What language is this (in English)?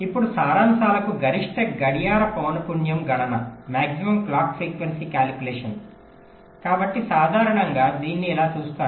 Telugu